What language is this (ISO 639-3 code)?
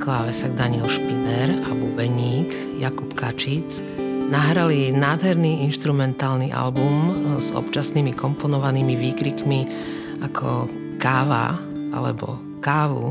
slk